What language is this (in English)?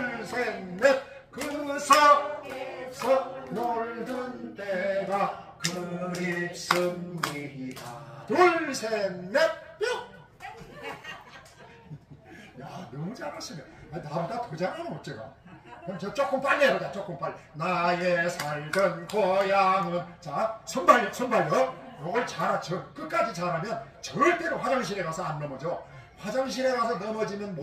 Korean